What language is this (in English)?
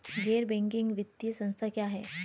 Hindi